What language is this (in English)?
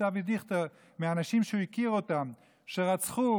Hebrew